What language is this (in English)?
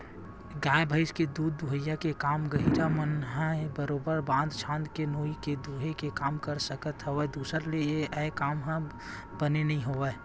Chhattisgarhi